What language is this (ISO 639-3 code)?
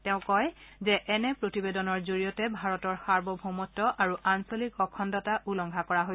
asm